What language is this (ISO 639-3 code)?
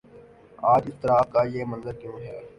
urd